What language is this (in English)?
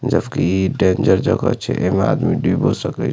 Maithili